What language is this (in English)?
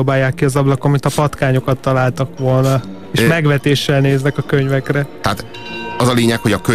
Hungarian